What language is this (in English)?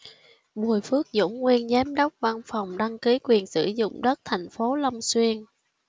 Vietnamese